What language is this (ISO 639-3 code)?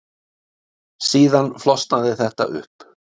isl